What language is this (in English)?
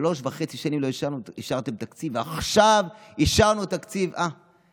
Hebrew